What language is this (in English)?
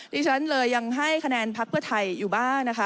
Thai